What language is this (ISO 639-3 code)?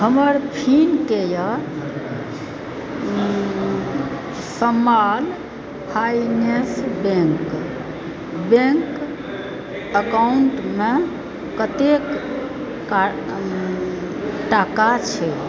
mai